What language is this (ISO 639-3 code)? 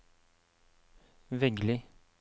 nor